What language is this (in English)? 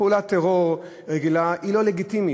Hebrew